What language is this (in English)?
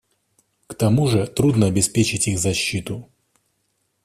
Russian